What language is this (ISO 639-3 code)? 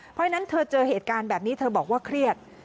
tha